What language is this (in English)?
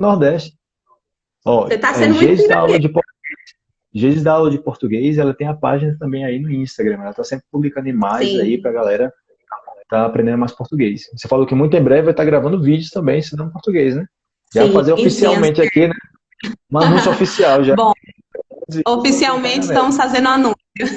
Portuguese